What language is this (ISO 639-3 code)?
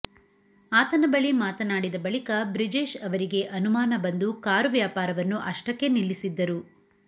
kan